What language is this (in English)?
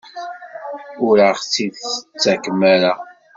Kabyle